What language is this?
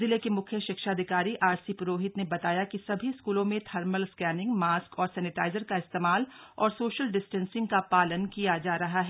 Hindi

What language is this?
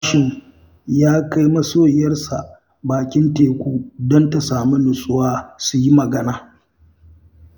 Hausa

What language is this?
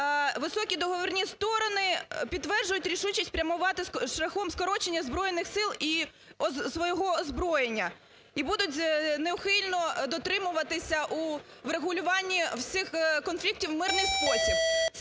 Ukrainian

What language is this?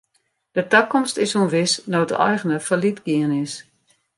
Western Frisian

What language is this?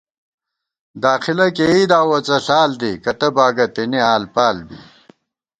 Gawar-Bati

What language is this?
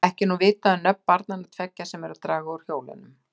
Icelandic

